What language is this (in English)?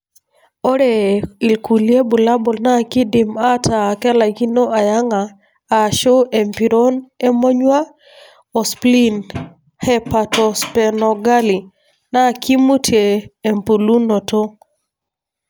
Masai